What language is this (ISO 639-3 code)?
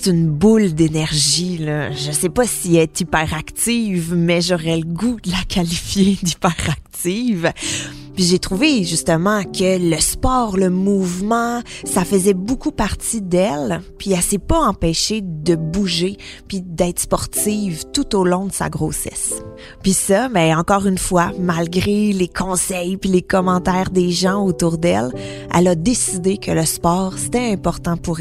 fra